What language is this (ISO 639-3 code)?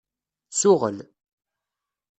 kab